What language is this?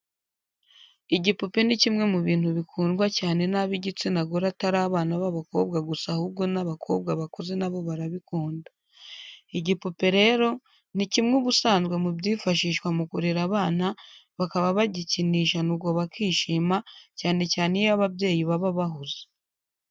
Kinyarwanda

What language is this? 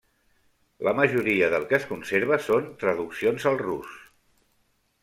Catalan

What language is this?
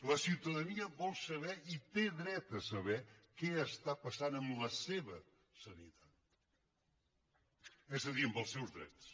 Catalan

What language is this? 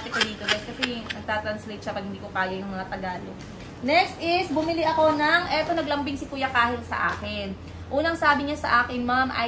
Filipino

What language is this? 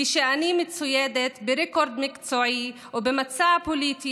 Hebrew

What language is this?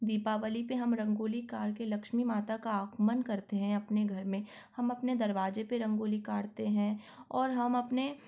Hindi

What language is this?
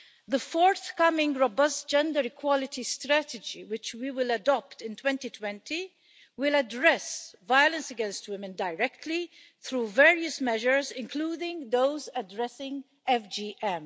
English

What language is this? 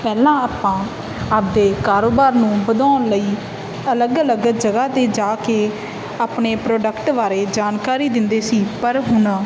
Punjabi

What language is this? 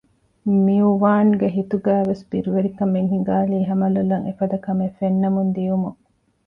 Divehi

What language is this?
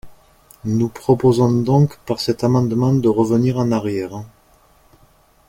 French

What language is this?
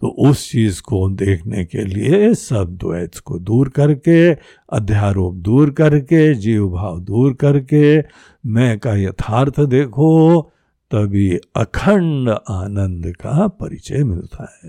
Hindi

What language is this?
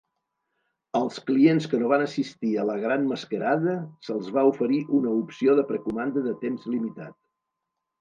Catalan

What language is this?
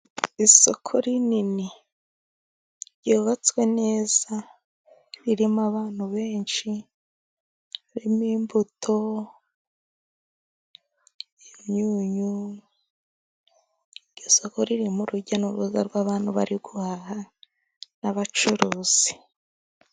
Kinyarwanda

